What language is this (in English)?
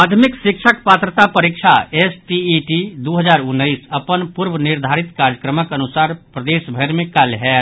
Maithili